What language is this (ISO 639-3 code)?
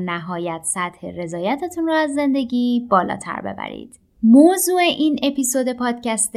fas